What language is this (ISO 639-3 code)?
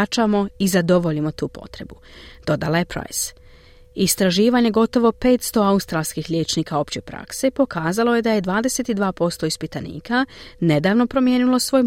hrv